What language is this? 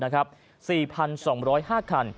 Thai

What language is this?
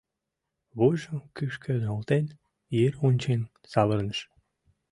Mari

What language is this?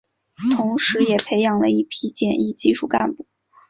Chinese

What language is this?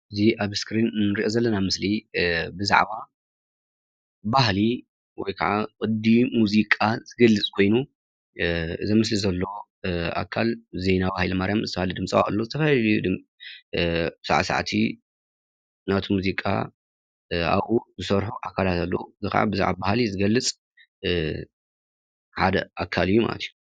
Tigrinya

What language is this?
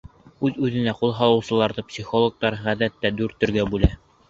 Bashkir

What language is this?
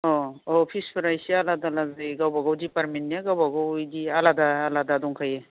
Bodo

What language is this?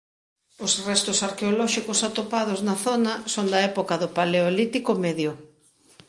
Galician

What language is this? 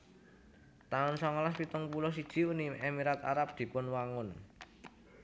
Javanese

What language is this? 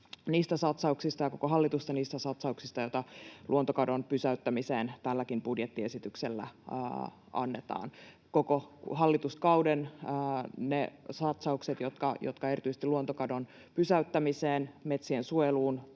Finnish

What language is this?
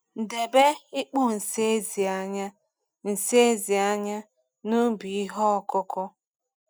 Igbo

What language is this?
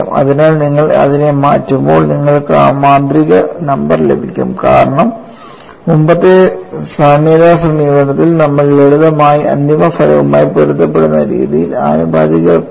Malayalam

